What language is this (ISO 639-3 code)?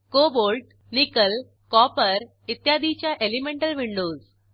mar